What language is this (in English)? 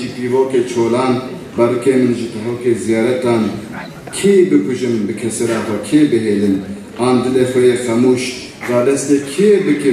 Turkish